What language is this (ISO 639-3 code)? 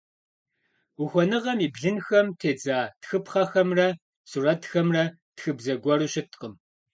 kbd